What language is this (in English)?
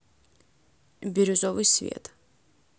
Russian